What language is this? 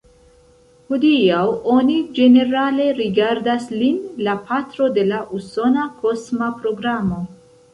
Esperanto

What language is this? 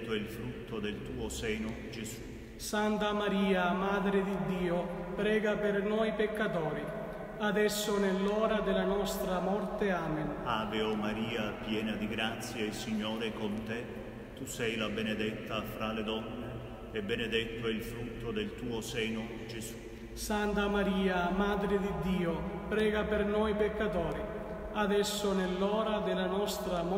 Italian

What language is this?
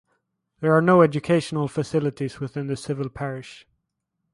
English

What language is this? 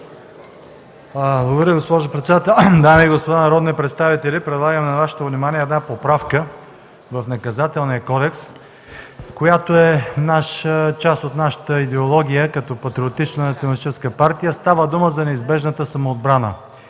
Bulgarian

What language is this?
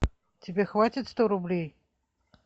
Russian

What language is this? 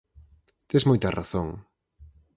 Galician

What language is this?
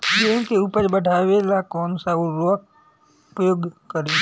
Bhojpuri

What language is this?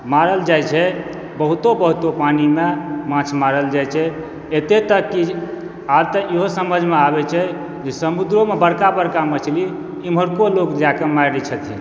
Maithili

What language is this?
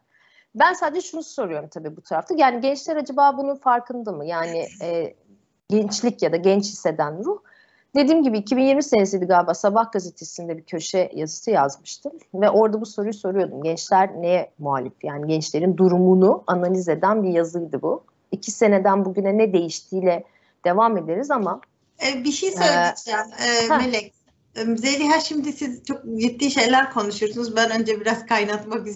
Turkish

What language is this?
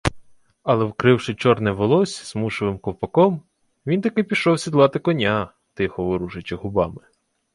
Ukrainian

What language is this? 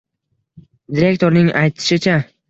Uzbek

